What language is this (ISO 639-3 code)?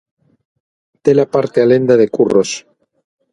glg